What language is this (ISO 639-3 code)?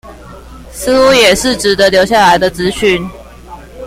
zho